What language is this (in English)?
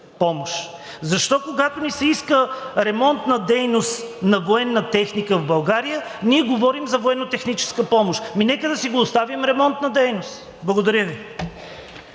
Bulgarian